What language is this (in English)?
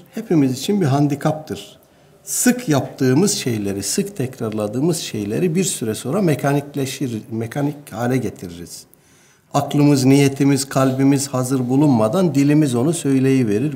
Turkish